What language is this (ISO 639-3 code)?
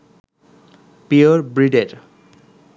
ben